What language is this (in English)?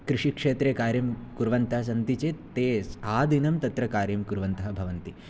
Sanskrit